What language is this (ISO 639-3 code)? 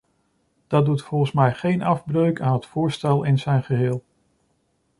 nld